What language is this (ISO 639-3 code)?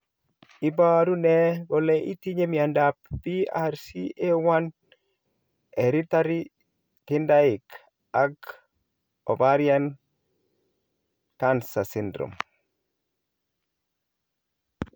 kln